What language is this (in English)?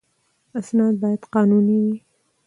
Pashto